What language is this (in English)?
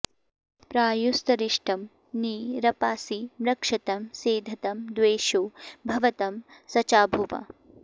Sanskrit